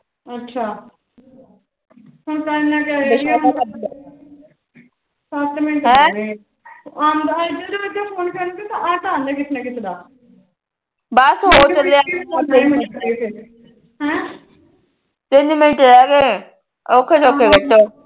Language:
Punjabi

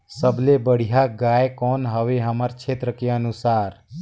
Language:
Chhattisgarhi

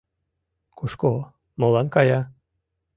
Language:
Mari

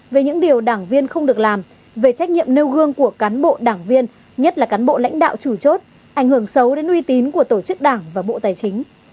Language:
Vietnamese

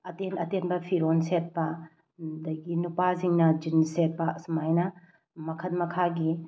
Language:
Manipuri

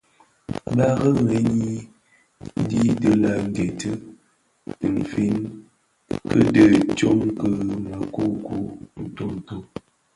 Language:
Bafia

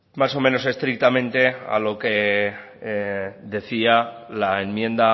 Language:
Spanish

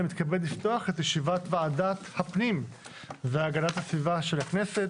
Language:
Hebrew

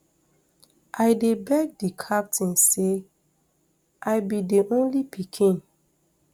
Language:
Nigerian Pidgin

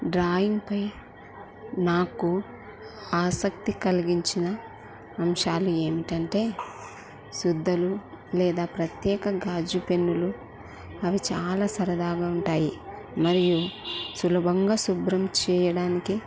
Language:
Telugu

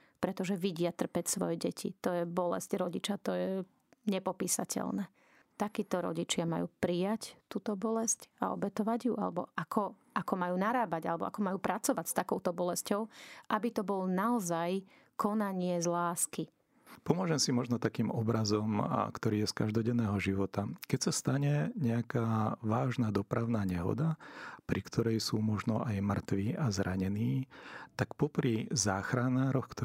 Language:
Slovak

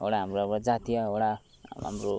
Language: Nepali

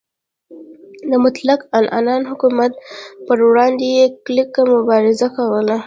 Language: Pashto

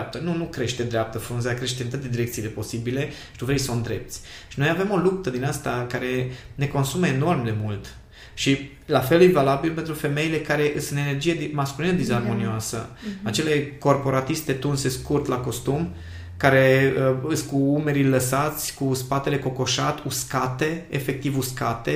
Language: Romanian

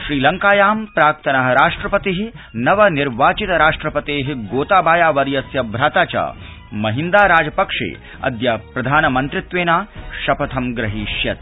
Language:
Sanskrit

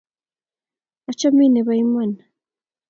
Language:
Kalenjin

